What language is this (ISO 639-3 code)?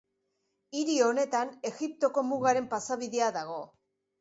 eus